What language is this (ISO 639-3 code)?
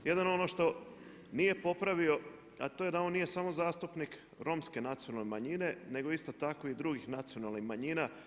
hrv